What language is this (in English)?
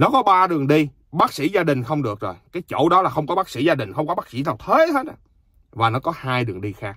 Vietnamese